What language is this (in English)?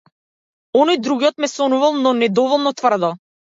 Macedonian